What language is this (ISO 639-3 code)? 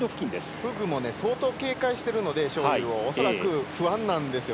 jpn